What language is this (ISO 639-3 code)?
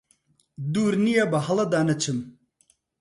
ckb